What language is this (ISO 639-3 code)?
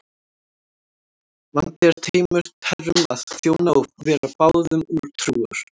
isl